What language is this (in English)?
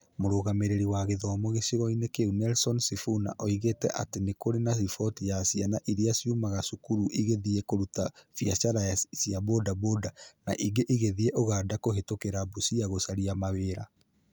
Kikuyu